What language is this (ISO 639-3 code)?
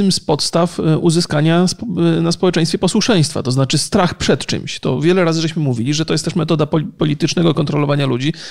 pol